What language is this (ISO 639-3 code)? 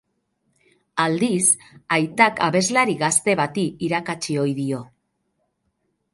eus